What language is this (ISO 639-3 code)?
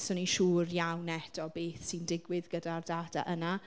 cym